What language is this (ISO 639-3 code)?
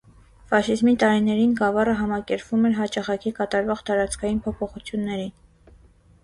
hye